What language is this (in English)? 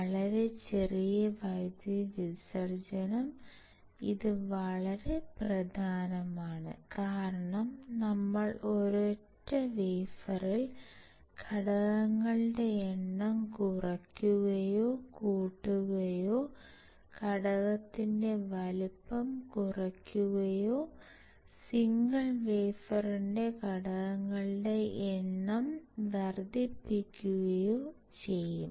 Malayalam